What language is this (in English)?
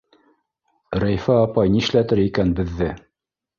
Bashkir